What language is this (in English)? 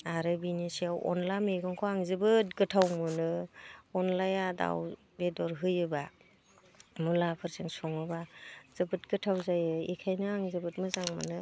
Bodo